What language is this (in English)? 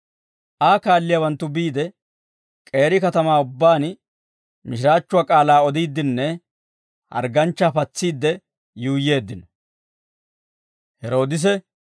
Dawro